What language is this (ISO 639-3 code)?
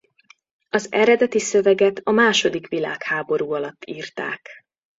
hun